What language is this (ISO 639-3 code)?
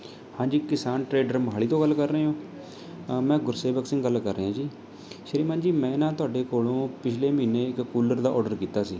pan